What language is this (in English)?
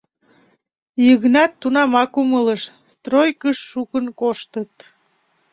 Mari